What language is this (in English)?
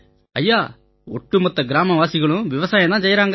Tamil